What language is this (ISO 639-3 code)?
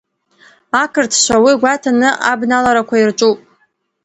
abk